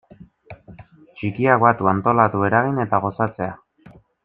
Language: Basque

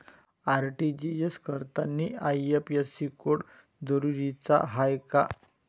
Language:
Marathi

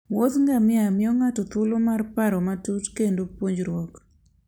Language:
Luo (Kenya and Tanzania)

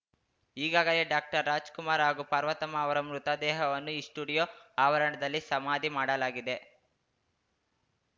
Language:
Kannada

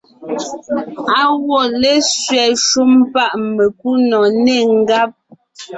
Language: Ngiemboon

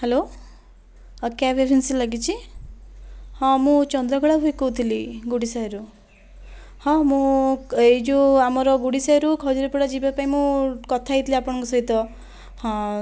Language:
Odia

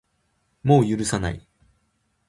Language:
Japanese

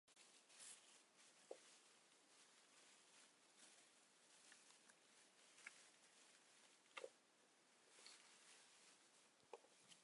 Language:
Chinese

